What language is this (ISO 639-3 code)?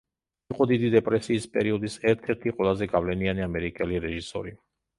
kat